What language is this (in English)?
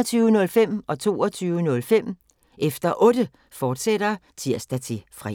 Danish